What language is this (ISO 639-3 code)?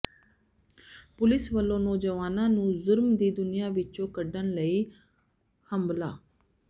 pan